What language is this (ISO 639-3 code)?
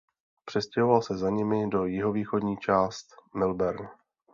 ces